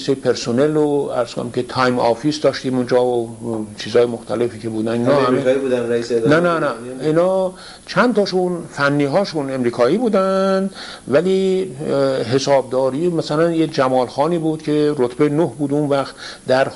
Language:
Persian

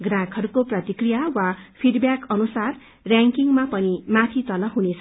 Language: Nepali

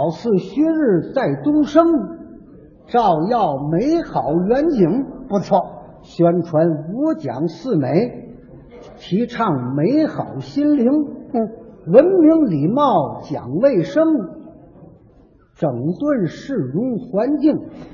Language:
Chinese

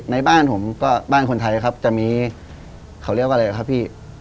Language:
Thai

